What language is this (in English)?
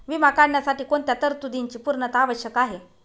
Marathi